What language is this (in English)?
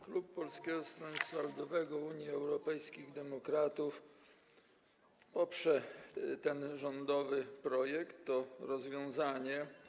Polish